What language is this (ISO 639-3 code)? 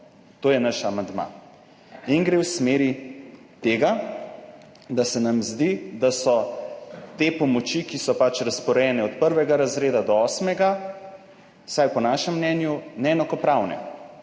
slv